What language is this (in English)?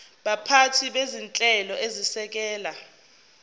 Zulu